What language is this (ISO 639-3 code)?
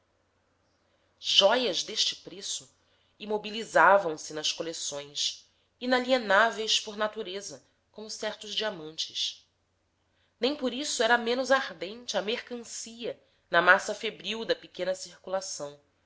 por